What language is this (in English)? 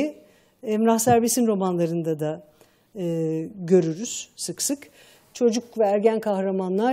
Turkish